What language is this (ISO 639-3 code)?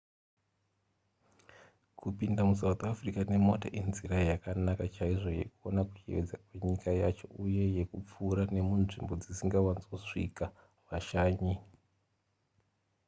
sna